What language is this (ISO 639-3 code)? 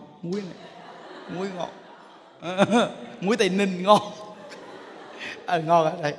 vie